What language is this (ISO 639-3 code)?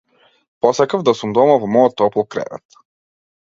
mkd